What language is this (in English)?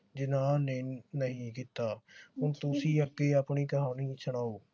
Punjabi